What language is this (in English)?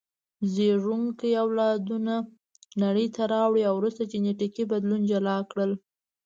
Pashto